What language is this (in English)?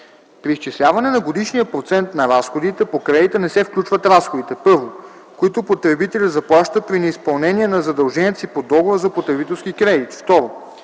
Bulgarian